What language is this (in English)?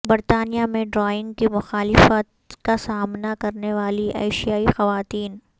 Urdu